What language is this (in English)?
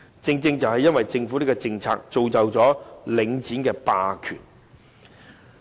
Cantonese